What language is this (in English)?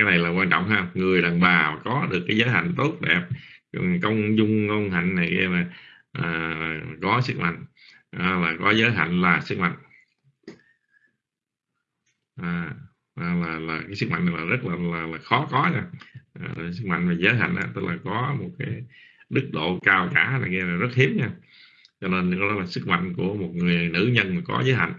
Vietnamese